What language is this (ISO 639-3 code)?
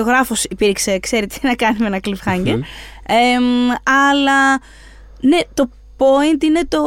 ell